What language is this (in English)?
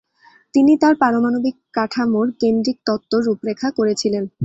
Bangla